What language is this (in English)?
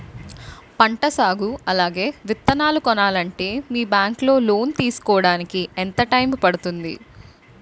Telugu